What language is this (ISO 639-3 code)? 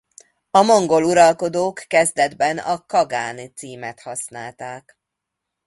hun